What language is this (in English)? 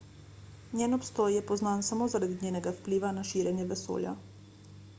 Slovenian